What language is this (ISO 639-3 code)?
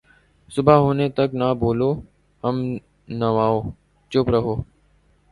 urd